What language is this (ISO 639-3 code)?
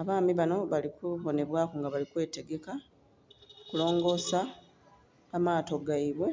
xog